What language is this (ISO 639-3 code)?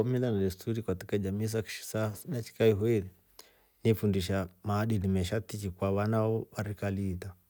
rof